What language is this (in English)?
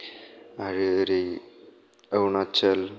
Bodo